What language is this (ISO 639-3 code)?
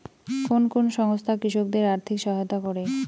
ben